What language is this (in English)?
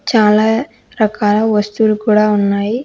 Telugu